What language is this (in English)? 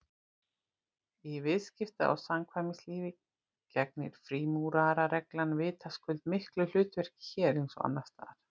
Icelandic